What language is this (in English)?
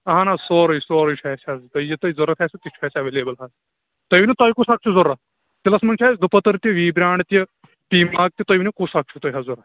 Kashmiri